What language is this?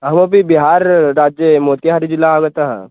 Sanskrit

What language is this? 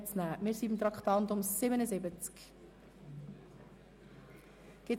Swiss German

